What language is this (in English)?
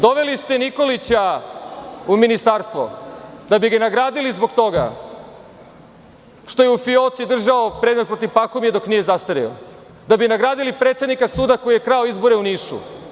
Serbian